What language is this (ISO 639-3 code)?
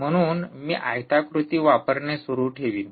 mar